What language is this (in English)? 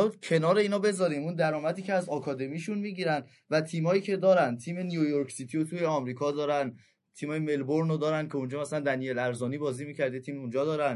Persian